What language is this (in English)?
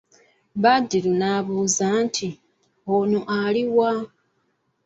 Ganda